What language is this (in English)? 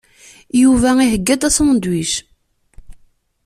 Kabyle